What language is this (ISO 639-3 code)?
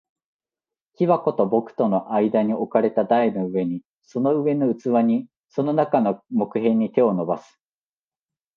jpn